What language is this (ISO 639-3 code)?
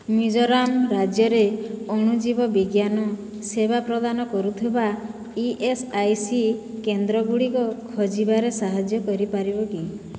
ori